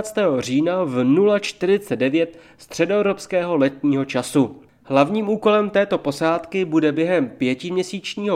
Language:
Czech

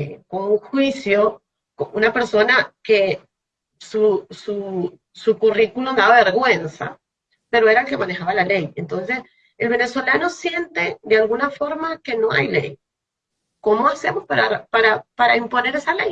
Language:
Spanish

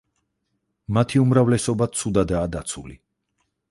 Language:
Georgian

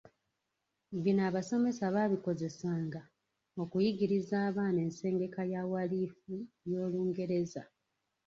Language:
Ganda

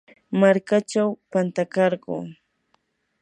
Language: Yanahuanca Pasco Quechua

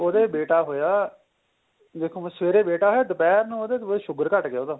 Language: Punjabi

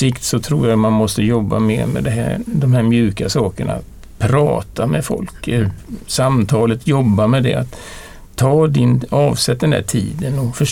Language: Swedish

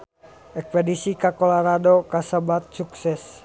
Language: Sundanese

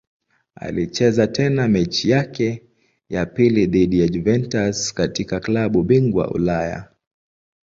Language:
Swahili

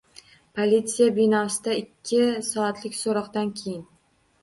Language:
Uzbek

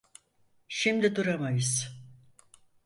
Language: Turkish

